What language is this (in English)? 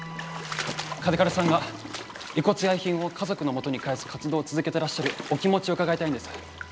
Japanese